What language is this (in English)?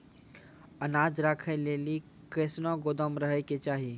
Maithili